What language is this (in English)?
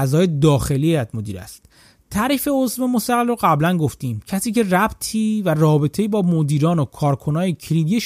Persian